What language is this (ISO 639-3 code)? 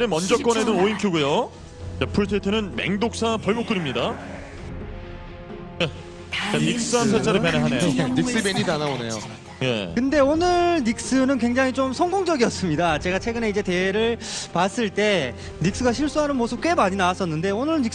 kor